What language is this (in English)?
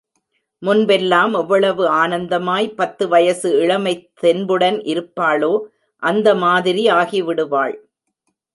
Tamil